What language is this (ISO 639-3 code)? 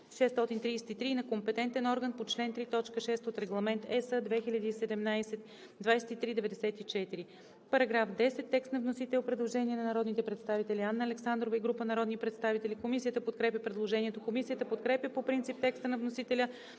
bul